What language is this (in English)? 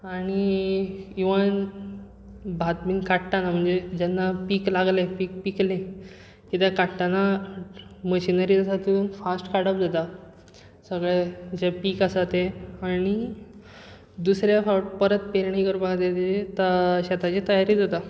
Konkani